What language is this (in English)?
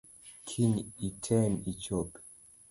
Luo (Kenya and Tanzania)